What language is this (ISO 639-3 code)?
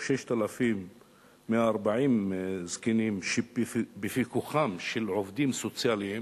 heb